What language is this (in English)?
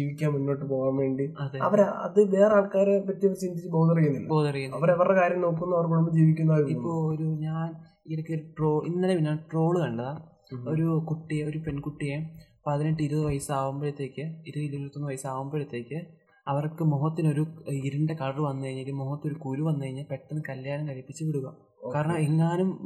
Malayalam